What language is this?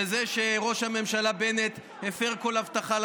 Hebrew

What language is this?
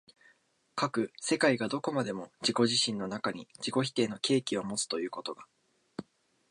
Japanese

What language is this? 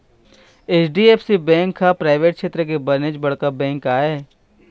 Chhattisgarhi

